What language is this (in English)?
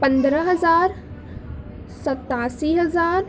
Urdu